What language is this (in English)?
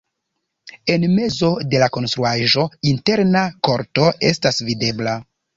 Esperanto